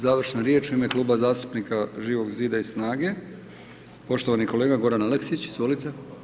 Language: Croatian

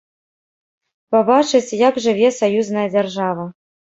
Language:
Belarusian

